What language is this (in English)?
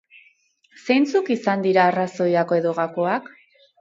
Basque